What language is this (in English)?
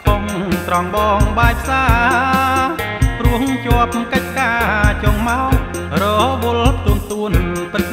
Thai